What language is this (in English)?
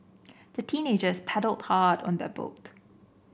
English